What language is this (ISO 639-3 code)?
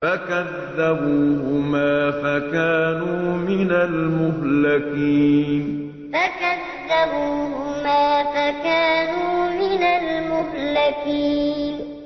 ara